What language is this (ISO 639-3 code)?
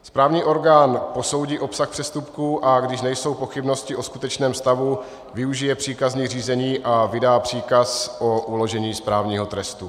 ces